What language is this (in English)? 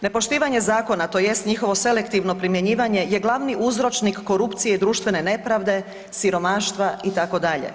Croatian